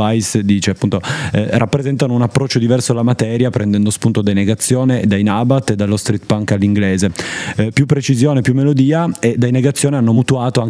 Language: Italian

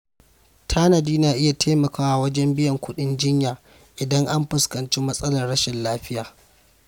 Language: Hausa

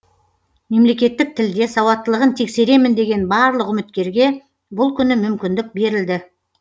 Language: Kazakh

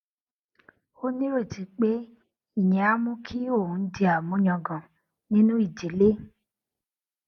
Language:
Yoruba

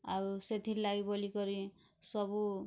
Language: Odia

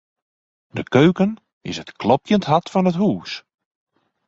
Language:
Western Frisian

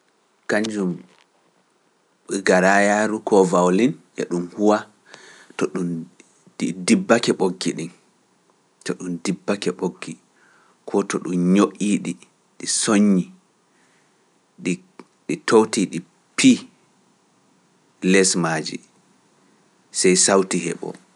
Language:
Pular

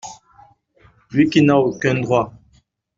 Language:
French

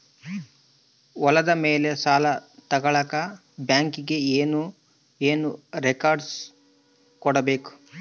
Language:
Kannada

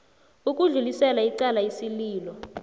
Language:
South Ndebele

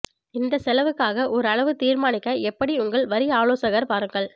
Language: Tamil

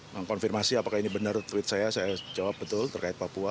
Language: Indonesian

